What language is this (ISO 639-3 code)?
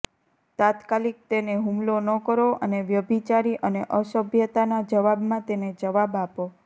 guj